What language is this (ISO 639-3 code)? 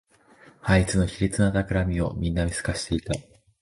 jpn